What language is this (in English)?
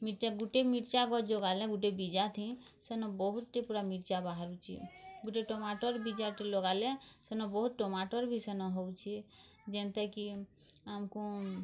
Odia